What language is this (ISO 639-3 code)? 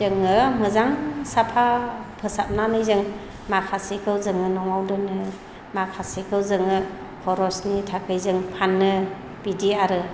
brx